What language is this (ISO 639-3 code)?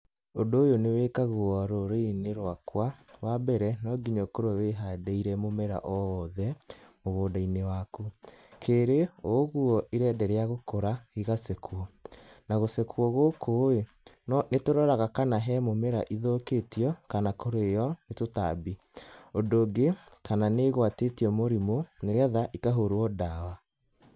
kik